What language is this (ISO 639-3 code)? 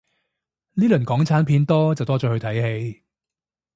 yue